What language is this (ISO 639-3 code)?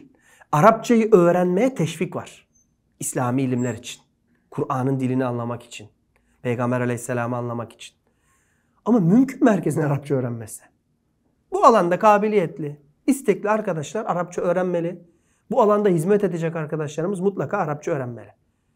tur